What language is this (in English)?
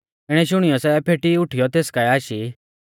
Mahasu Pahari